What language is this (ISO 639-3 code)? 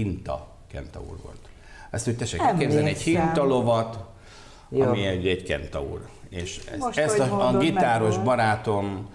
hun